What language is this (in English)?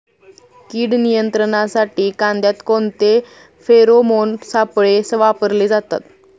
Marathi